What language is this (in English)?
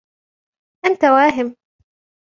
Arabic